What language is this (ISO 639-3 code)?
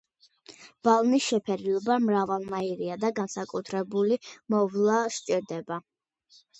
kat